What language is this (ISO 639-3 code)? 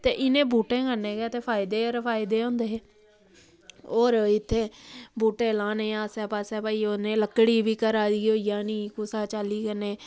doi